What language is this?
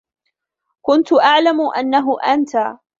Arabic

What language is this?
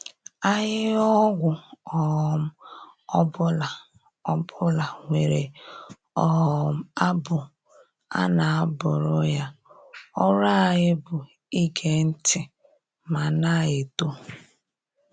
Igbo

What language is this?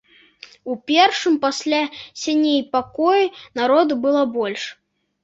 Belarusian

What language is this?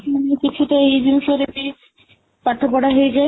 Odia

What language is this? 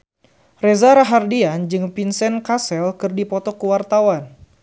Sundanese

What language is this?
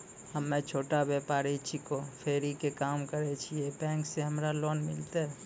Maithili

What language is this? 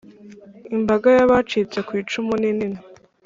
Kinyarwanda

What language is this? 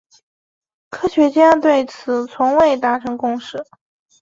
Chinese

